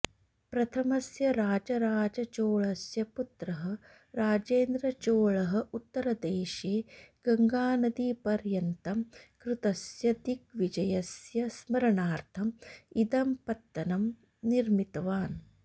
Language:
Sanskrit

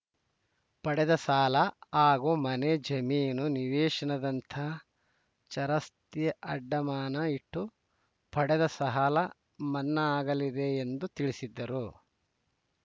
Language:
Kannada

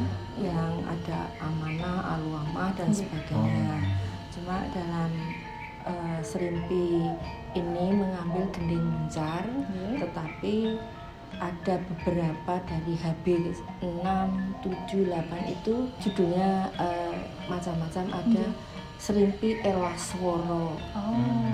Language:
Indonesian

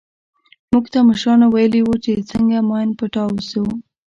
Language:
Pashto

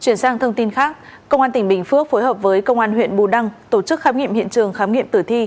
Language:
Vietnamese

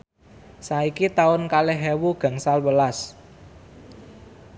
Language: Javanese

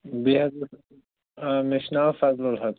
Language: Kashmiri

